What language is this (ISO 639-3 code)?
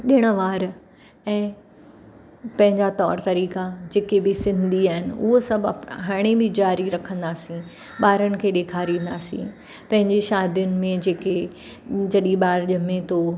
snd